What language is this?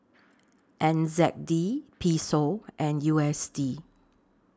English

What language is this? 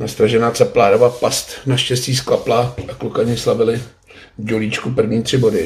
Czech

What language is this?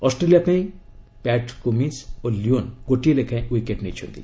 Odia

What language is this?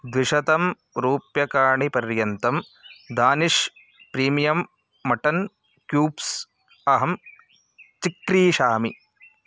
Sanskrit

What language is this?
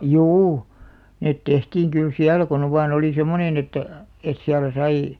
Finnish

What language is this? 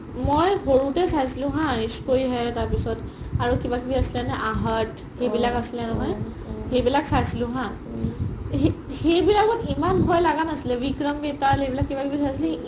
Assamese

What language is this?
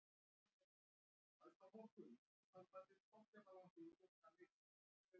Icelandic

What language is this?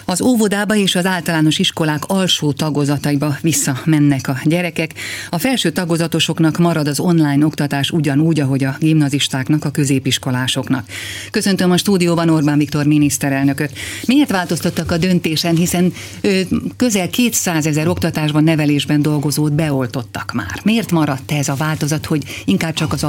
Hungarian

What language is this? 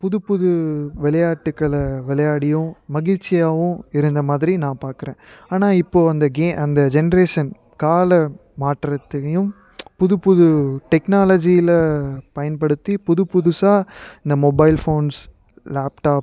Tamil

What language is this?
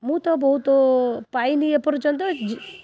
Odia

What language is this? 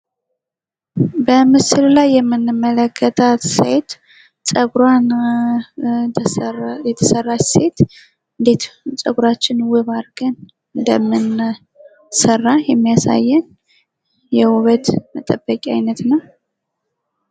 Amharic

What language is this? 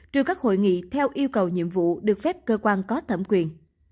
Vietnamese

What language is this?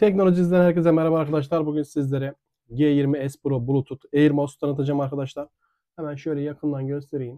Turkish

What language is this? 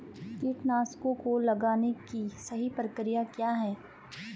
Hindi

